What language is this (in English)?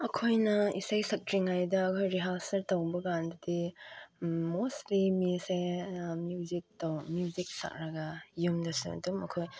Manipuri